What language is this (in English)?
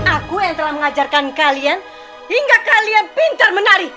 Indonesian